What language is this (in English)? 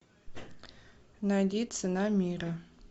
Russian